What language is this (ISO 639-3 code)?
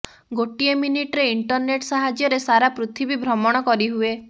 ori